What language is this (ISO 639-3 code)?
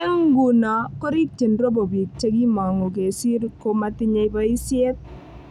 kln